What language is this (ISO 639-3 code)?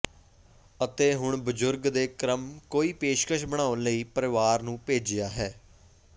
pan